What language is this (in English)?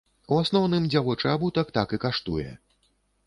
Belarusian